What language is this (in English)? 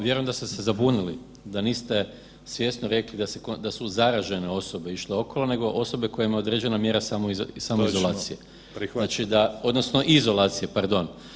Croatian